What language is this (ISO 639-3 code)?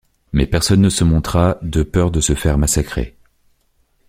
fra